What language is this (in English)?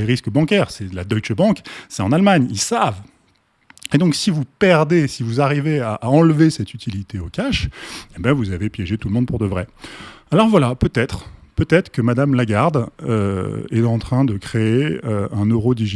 French